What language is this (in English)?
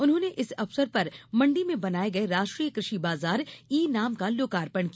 Hindi